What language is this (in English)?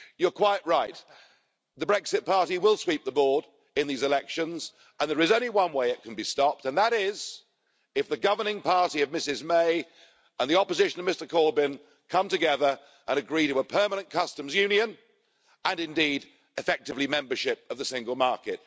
English